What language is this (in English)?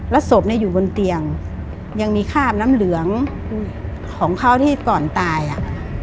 Thai